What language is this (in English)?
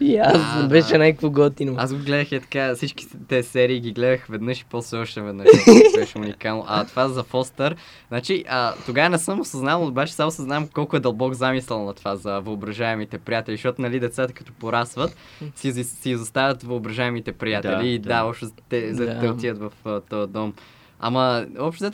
Bulgarian